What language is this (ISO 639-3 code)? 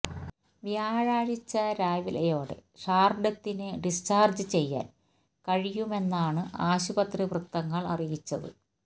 mal